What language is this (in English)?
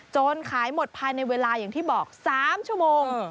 Thai